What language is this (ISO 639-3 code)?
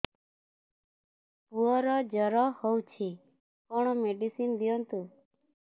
ori